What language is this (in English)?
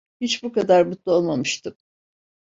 Turkish